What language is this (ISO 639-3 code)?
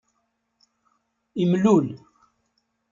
kab